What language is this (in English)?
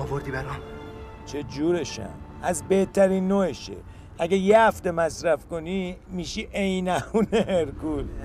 Persian